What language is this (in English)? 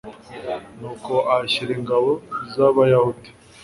Kinyarwanda